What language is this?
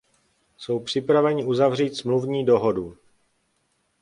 Czech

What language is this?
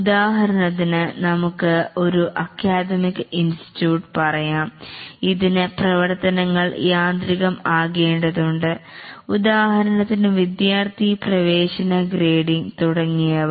Malayalam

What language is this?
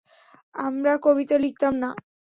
Bangla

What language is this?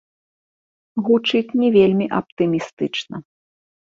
Belarusian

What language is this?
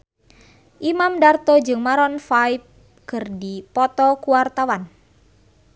Sundanese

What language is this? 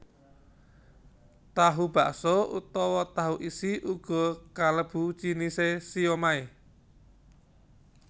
Javanese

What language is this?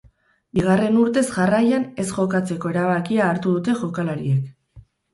Basque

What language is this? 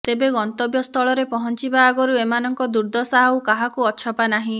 Odia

